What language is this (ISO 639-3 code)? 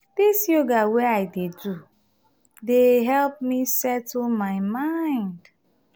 pcm